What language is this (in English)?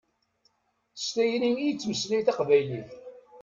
Kabyle